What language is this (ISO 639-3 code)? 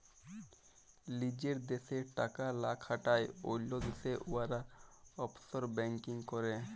ben